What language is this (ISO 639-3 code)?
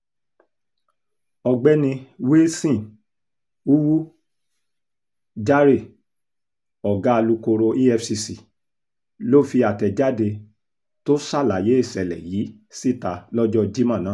yor